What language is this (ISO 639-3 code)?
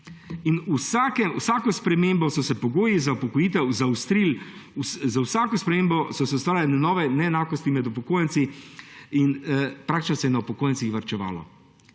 slv